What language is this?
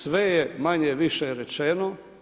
Croatian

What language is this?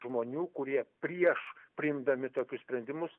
Lithuanian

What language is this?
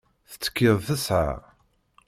Kabyle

